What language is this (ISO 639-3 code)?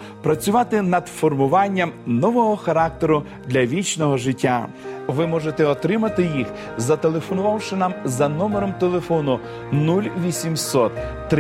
ukr